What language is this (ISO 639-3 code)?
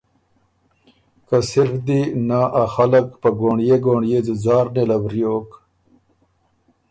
oru